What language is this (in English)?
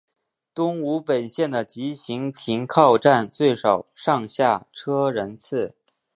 Chinese